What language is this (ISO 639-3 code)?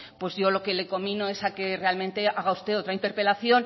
spa